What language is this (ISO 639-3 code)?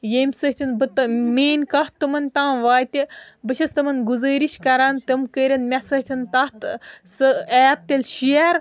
kas